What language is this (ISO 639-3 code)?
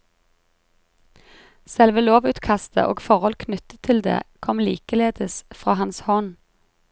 nor